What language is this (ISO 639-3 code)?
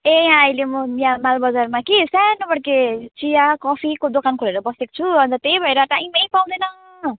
nep